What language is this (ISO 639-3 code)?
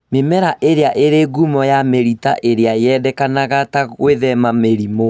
kik